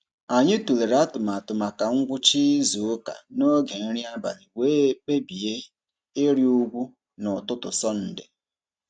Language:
Igbo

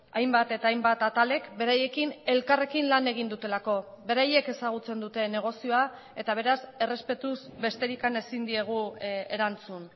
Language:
Basque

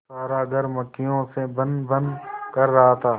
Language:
Hindi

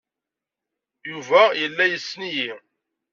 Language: Kabyle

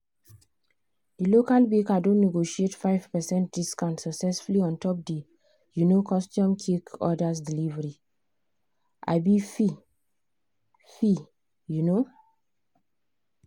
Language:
Nigerian Pidgin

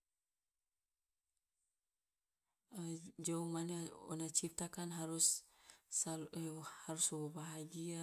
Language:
Loloda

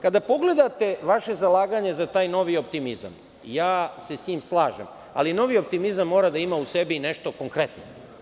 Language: Serbian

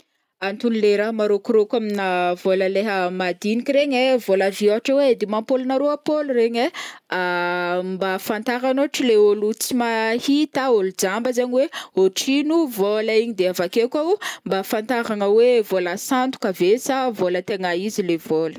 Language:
Northern Betsimisaraka Malagasy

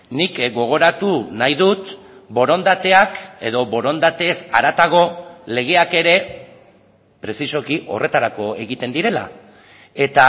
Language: Basque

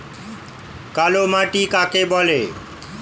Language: Bangla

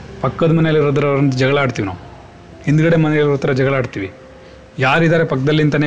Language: Kannada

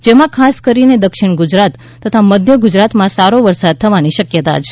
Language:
Gujarati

